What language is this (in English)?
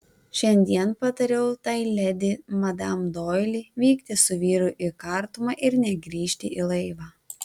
Lithuanian